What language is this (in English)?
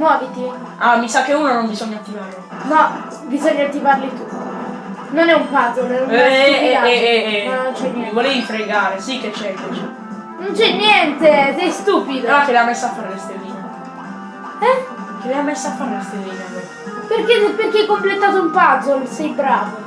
Italian